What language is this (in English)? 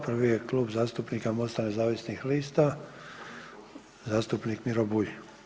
Croatian